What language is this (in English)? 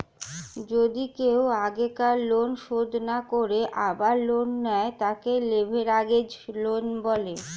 Bangla